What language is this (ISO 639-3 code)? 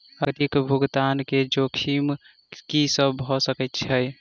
mai